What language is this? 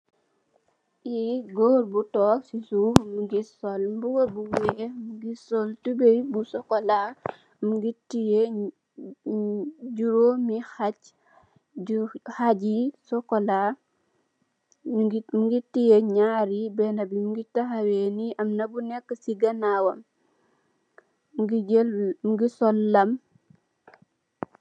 Wolof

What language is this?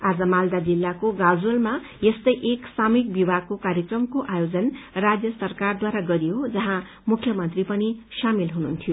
Nepali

